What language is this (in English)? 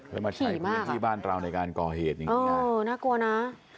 Thai